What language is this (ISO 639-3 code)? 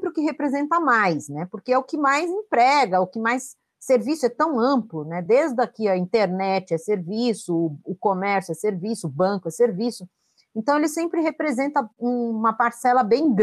por